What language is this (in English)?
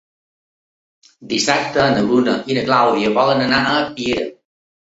Catalan